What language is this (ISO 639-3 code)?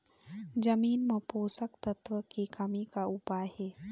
hne